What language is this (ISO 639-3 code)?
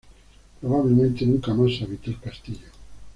spa